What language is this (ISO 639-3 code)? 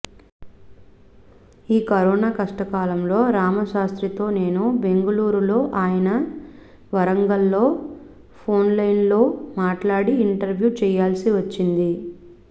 tel